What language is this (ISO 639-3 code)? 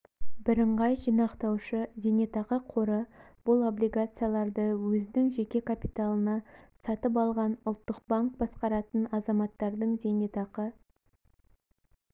kaz